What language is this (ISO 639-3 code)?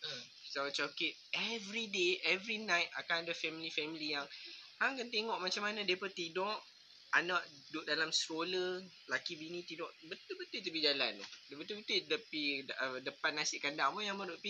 msa